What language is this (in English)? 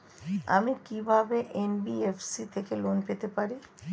Bangla